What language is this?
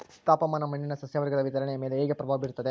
Kannada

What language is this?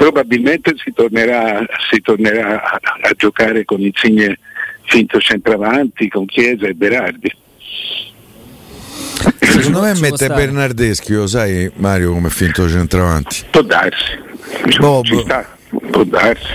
Italian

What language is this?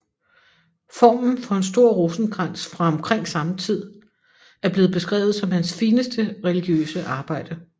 Danish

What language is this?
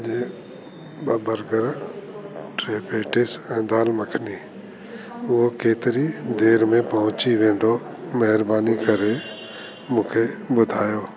Sindhi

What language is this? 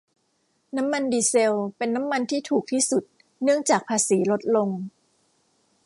Thai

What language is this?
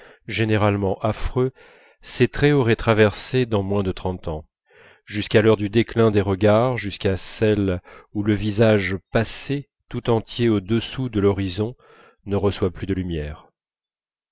French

